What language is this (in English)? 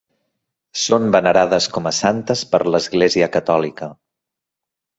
Catalan